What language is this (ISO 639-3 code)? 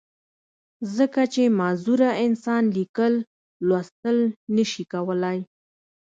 pus